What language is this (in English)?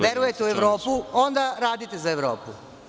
Serbian